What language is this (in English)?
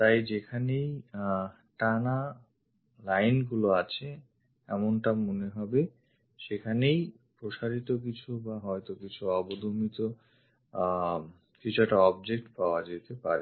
Bangla